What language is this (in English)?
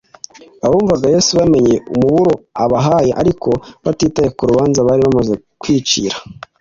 Kinyarwanda